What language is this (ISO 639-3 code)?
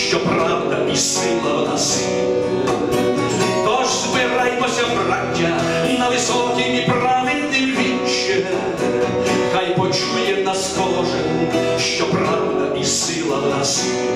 ukr